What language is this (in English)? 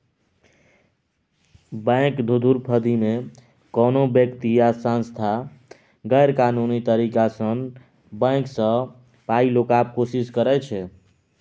Maithili